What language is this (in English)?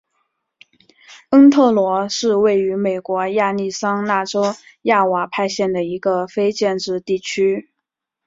Chinese